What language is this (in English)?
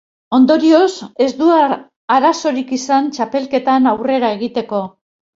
Basque